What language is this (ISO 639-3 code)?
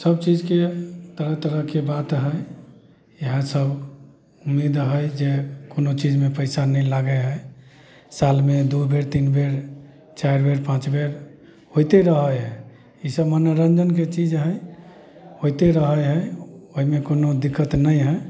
mai